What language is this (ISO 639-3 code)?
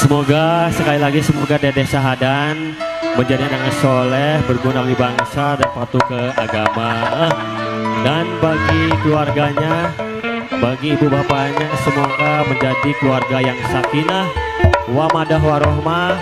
ind